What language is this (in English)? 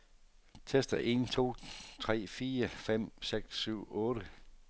Danish